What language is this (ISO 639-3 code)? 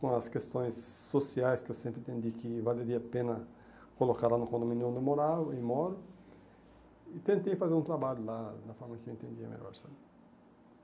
por